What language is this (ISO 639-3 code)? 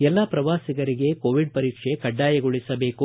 kan